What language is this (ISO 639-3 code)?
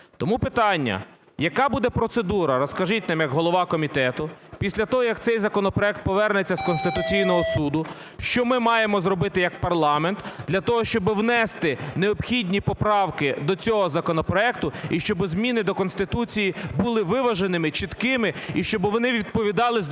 ukr